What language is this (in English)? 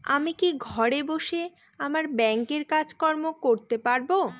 Bangla